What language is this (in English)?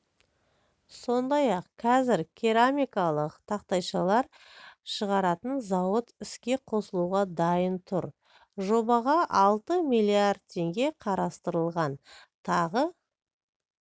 Kazakh